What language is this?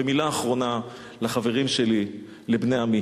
Hebrew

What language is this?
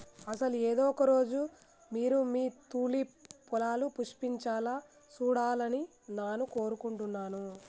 Telugu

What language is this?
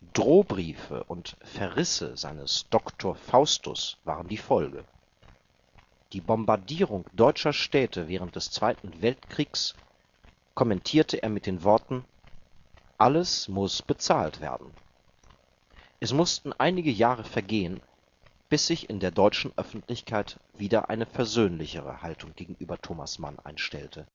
German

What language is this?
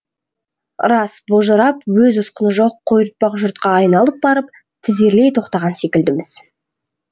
Kazakh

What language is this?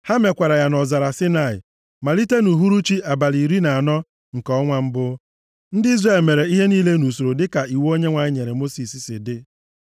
Igbo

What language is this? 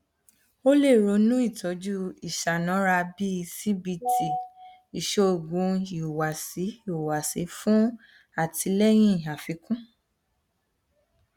Yoruba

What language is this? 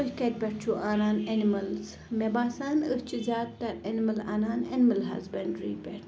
Kashmiri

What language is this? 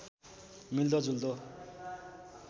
Nepali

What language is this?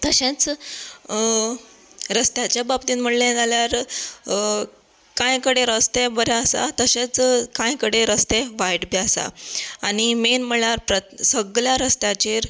Konkani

